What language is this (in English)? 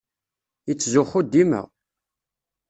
Kabyle